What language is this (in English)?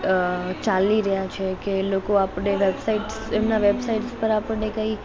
Gujarati